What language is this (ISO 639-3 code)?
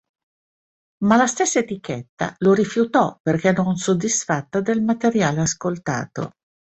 ita